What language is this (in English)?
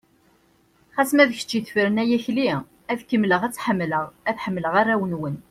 Kabyle